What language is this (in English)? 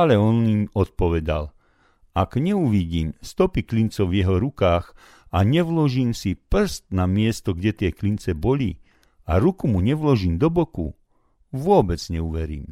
Slovak